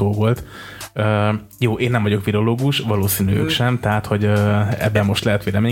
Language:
Hungarian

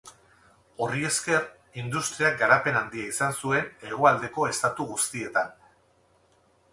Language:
Basque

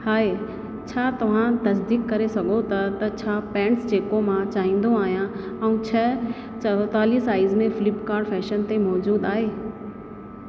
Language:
Sindhi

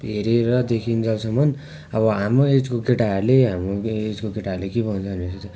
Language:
Nepali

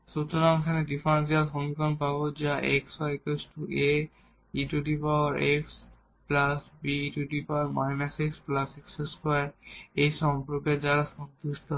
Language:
Bangla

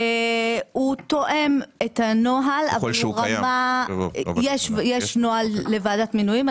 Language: Hebrew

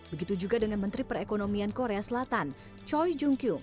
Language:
Indonesian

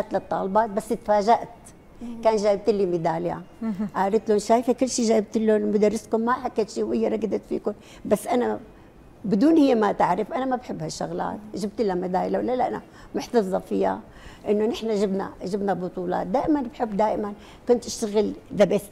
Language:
Arabic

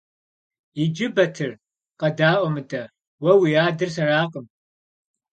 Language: Kabardian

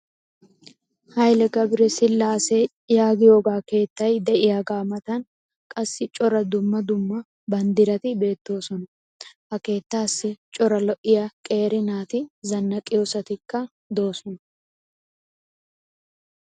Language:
Wolaytta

